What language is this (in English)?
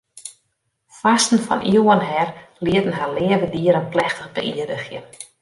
Western Frisian